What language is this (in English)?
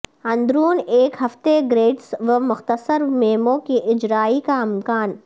Urdu